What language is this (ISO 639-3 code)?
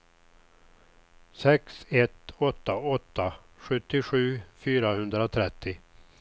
swe